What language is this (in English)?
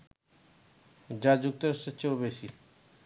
Bangla